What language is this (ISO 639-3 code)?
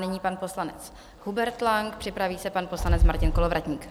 ces